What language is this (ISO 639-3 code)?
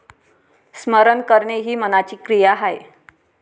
mar